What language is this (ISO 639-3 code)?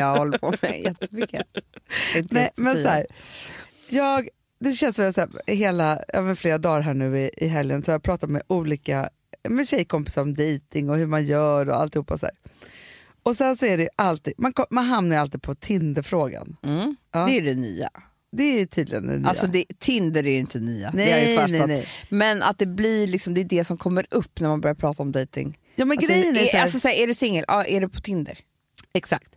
swe